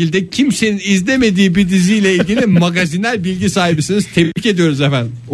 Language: Turkish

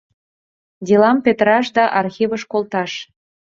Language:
Mari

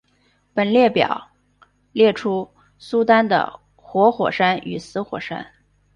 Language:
Chinese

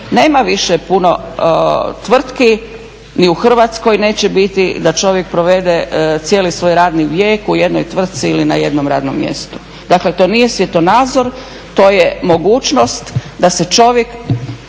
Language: Croatian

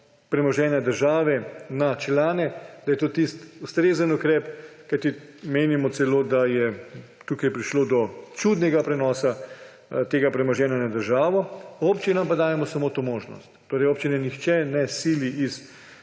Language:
Slovenian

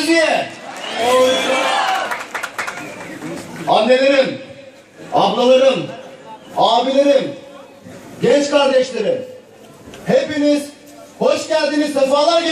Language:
Turkish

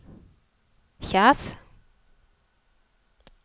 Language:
Norwegian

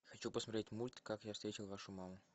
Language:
Russian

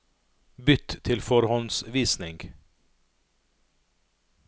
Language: Norwegian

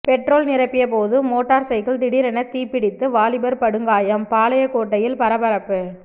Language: Tamil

